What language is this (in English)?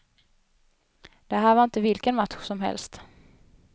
Swedish